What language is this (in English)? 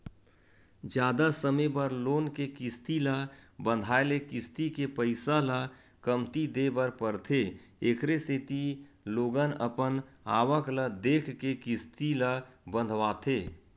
Chhattisgarhi